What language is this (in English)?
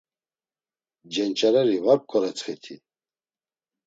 Laz